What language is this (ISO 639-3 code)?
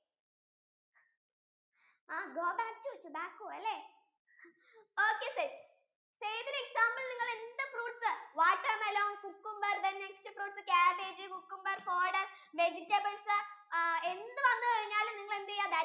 mal